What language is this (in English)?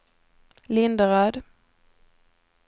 Swedish